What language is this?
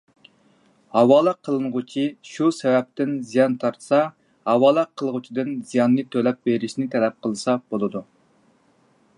Uyghur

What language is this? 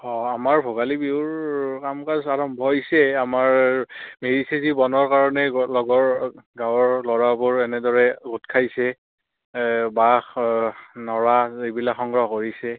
Assamese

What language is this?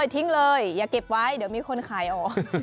Thai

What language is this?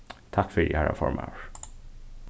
Faroese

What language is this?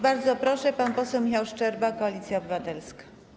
Polish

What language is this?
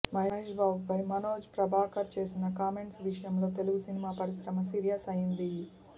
Telugu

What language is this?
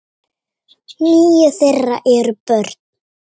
Icelandic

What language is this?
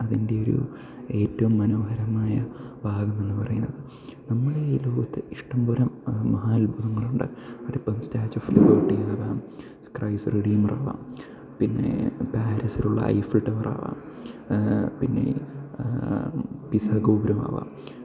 Malayalam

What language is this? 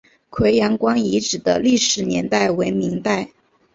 Chinese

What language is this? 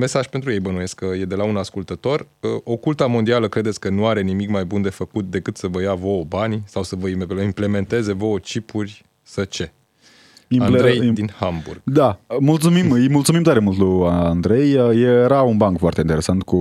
Romanian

